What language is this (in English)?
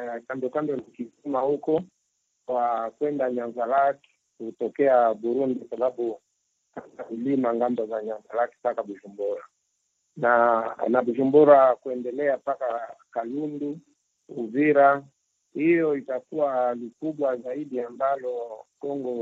Swahili